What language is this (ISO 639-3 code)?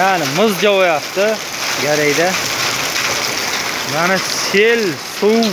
tur